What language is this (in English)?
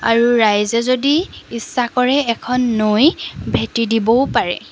Assamese